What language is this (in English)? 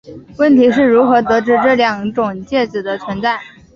Chinese